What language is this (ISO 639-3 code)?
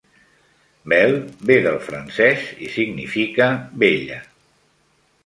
cat